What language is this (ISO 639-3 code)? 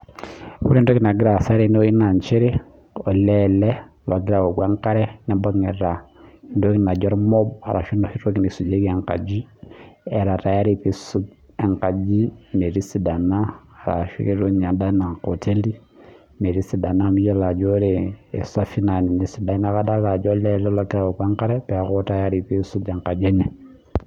mas